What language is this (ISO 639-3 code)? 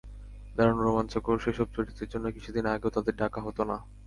ben